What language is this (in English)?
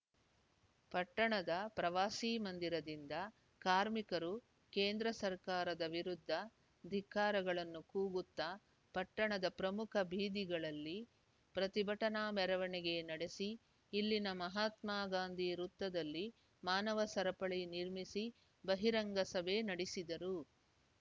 Kannada